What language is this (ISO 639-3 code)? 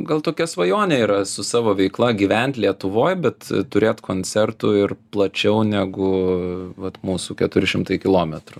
lit